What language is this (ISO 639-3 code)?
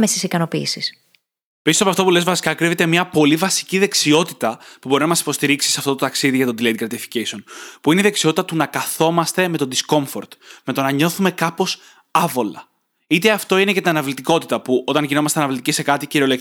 ell